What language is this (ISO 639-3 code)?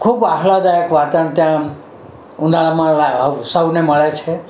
guj